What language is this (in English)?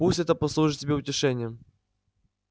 Russian